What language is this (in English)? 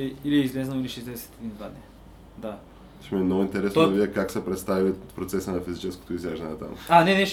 Bulgarian